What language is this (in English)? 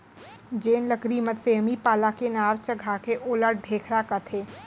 Chhattisgarhi